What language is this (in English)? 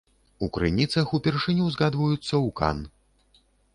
Belarusian